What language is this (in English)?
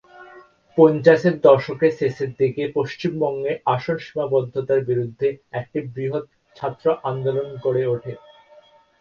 Bangla